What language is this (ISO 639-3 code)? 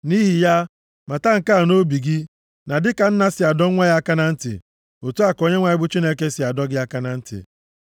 ibo